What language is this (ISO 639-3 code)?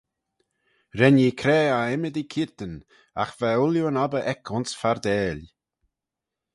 glv